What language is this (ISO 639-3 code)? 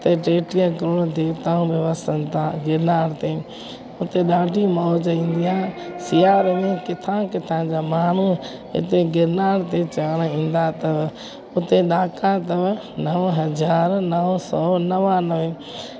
snd